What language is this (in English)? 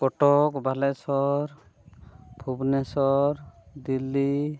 Santali